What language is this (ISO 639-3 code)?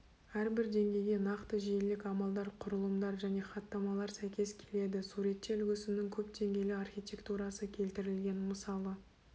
kaz